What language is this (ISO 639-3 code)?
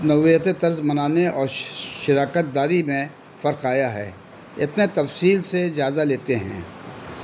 urd